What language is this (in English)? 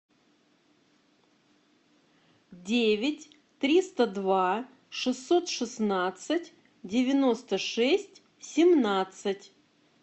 Russian